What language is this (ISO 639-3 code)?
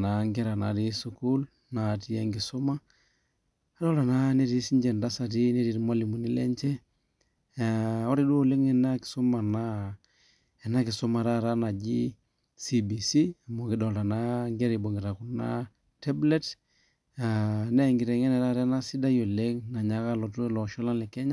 mas